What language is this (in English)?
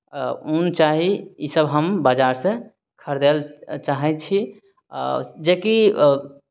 Maithili